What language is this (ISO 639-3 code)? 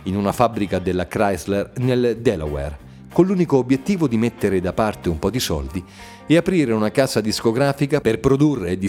ita